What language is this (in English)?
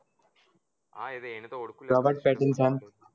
Gujarati